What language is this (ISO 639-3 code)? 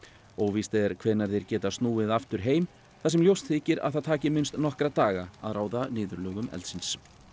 isl